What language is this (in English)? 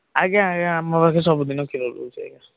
Odia